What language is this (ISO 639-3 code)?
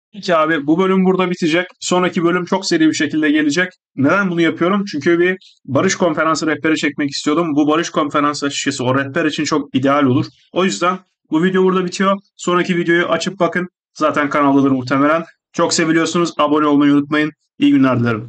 tur